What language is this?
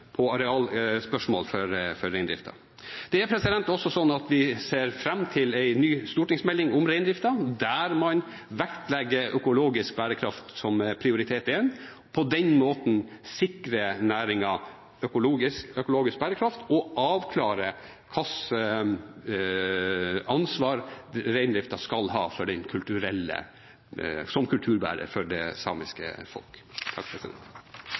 Norwegian Bokmål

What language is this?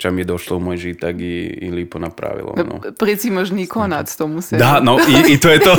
Croatian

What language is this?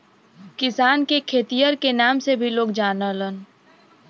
Bhojpuri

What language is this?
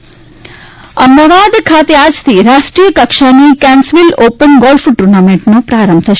Gujarati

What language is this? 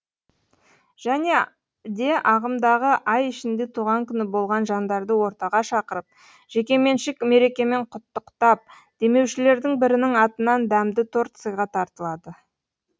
Kazakh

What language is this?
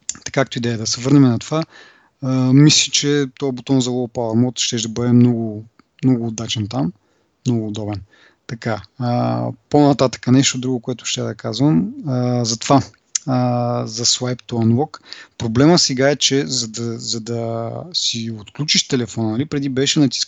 Bulgarian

